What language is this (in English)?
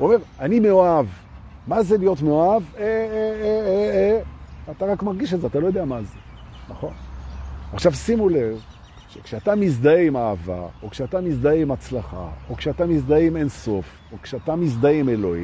Hebrew